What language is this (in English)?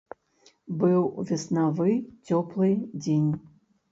Belarusian